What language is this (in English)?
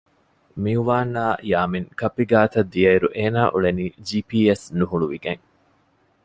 Divehi